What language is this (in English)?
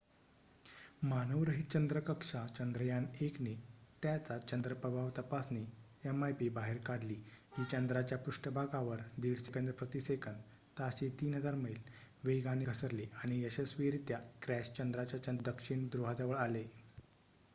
Marathi